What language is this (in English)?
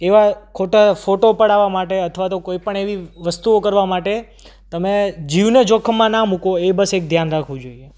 Gujarati